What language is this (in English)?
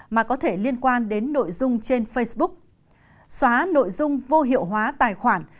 Vietnamese